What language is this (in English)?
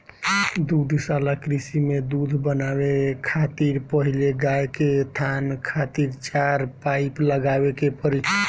Bhojpuri